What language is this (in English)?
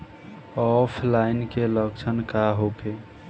Bhojpuri